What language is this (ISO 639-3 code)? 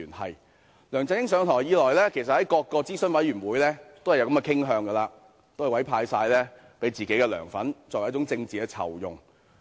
yue